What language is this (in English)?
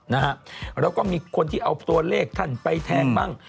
Thai